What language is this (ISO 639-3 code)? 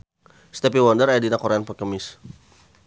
sun